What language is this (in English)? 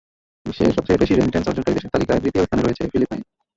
Bangla